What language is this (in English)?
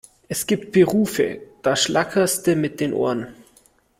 German